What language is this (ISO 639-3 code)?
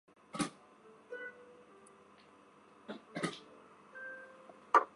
zho